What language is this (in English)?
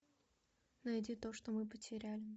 Russian